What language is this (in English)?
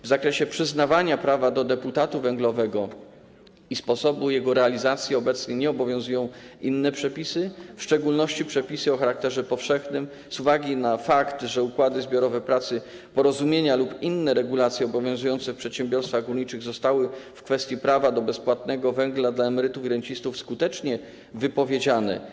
Polish